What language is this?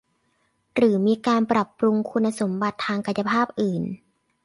Thai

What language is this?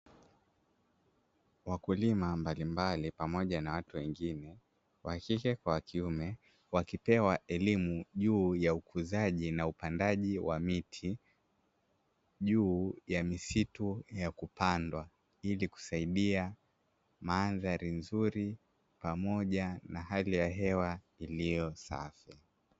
Swahili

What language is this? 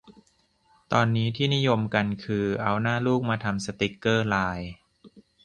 Thai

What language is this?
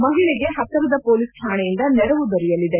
Kannada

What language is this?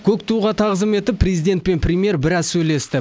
Kazakh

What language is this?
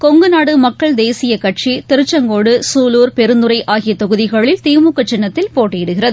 Tamil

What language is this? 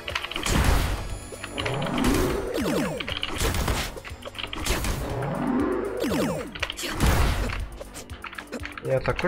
Russian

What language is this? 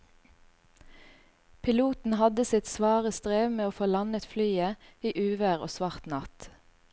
Norwegian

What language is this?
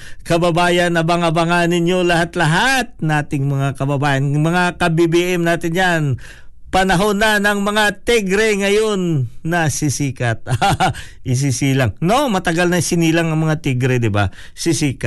Filipino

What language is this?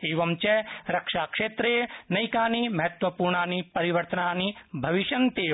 Sanskrit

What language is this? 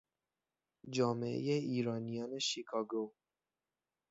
Persian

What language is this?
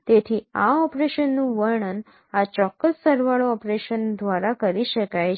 Gujarati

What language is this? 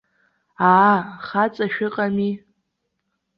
Abkhazian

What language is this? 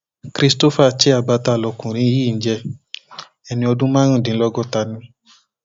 Yoruba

